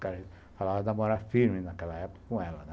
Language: Portuguese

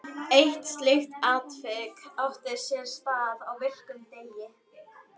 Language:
Icelandic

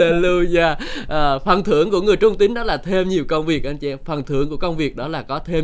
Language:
Vietnamese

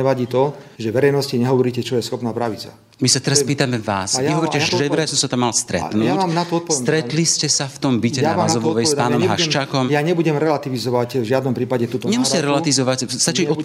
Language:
Slovak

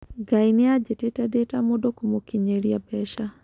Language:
Kikuyu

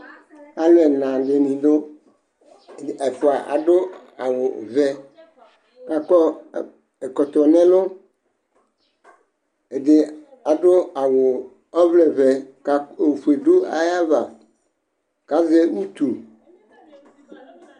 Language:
Ikposo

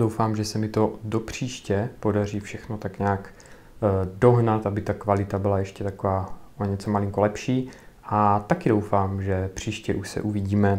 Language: Czech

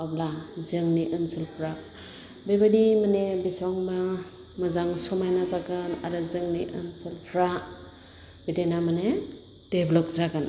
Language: Bodo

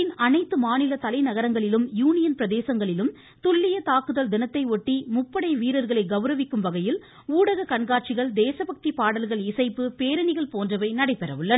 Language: Tamil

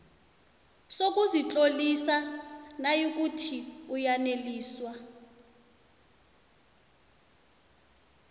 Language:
South Ndebele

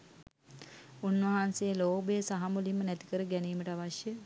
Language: Sinhala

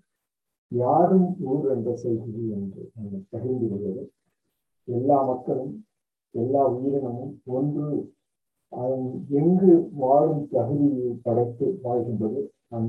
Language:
Tamil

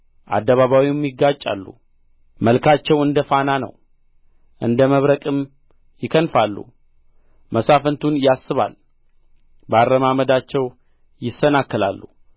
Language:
Amharic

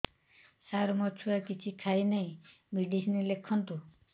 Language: Odia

